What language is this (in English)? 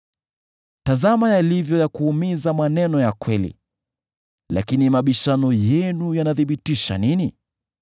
Swahili